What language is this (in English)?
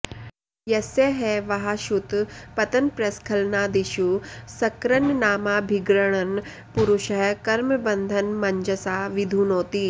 Sanskrit